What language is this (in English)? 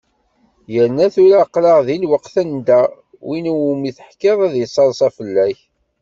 Kabyle